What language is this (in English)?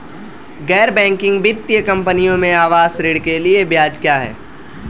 Hindi